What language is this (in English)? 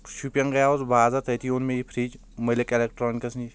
Kashmiri